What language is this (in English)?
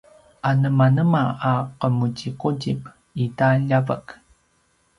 Paiwan